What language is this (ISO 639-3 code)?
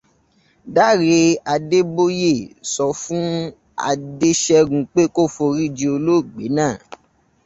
yor